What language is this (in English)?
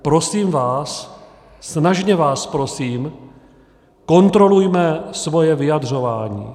Czech